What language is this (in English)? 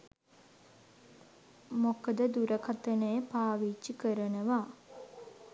Sinhala